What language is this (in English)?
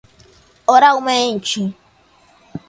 Portuguese